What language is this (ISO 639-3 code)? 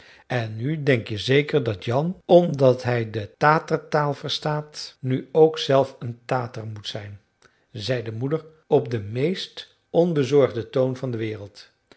nld